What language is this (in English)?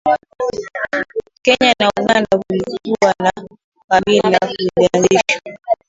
Swahili